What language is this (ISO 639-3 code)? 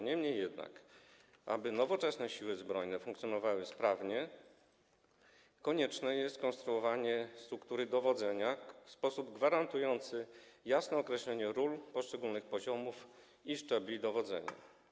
pol